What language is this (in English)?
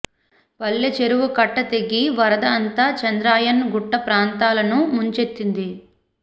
Telugu